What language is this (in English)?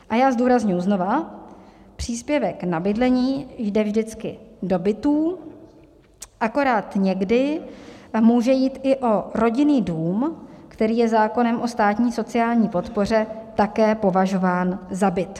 Czech